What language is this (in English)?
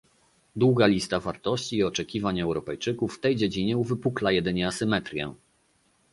Polish